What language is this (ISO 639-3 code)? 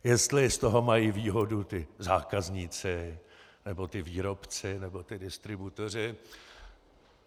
ces